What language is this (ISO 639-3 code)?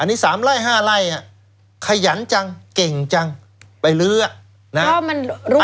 tha